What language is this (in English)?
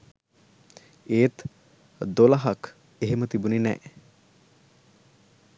Sinhala